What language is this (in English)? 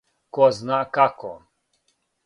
Serbian